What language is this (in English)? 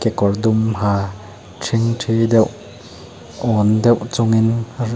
Mizo